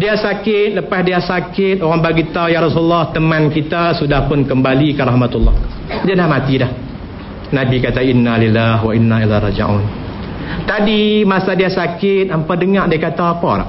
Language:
Malay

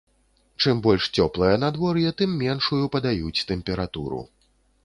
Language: Belarusian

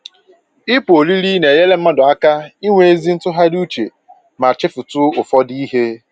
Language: Igbo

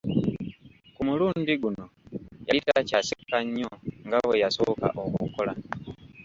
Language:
Ganda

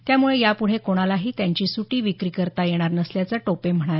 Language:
Marathi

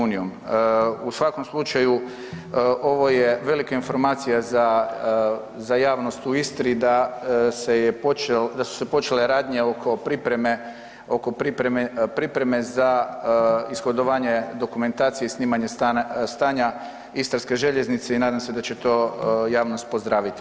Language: Croatian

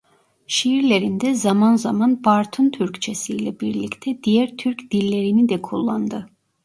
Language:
Turkish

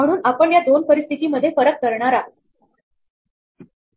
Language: Marathi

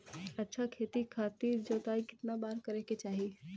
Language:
Bhojpuri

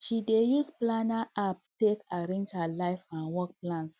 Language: Nigerian Pidgin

